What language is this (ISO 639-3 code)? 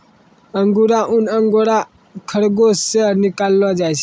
mai